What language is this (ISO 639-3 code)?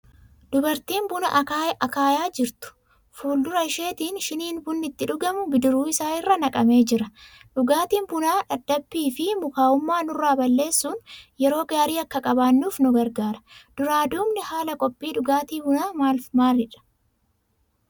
orm